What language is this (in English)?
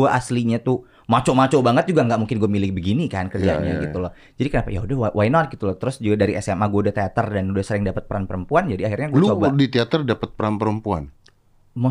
Indonesian